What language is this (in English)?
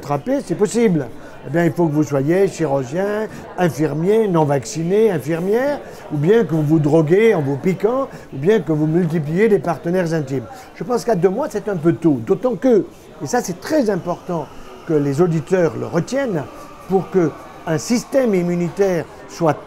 French